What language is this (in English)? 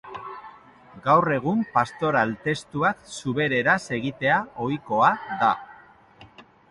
Basque